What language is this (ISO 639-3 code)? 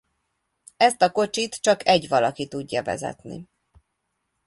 hun